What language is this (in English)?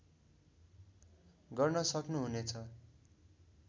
Nepali